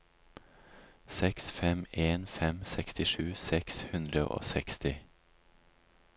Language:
Norwegian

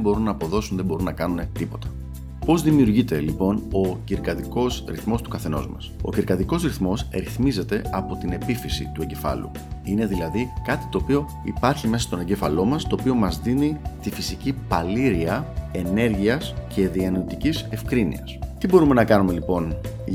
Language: Greek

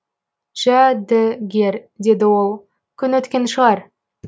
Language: Kazakh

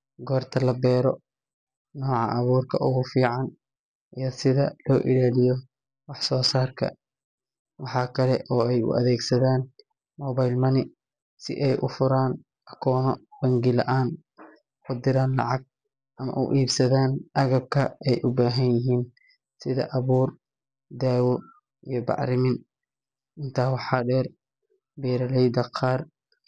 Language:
Somali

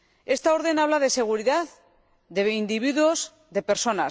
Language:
Spanish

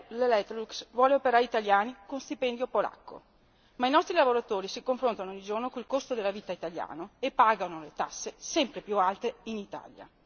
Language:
Italian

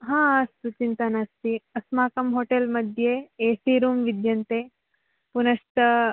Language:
Sanskrit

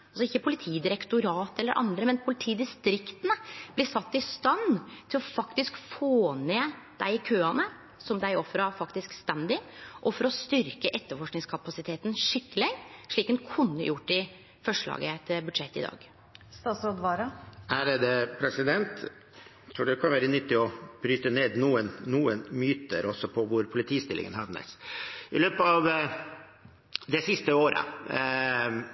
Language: Norwegian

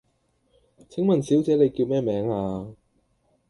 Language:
Cantonese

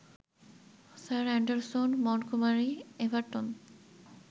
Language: Bangla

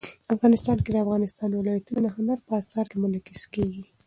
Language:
Pashto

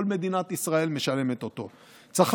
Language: Hebrew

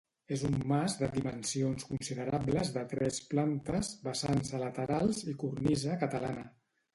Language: Catalan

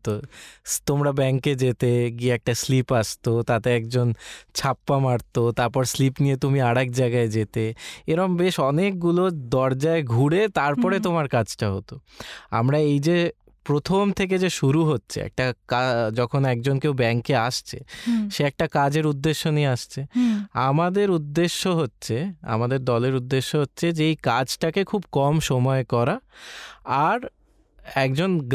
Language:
Bangla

